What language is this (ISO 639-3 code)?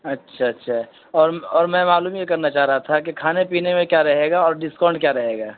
urd